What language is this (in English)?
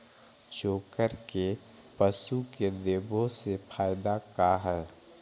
Magahi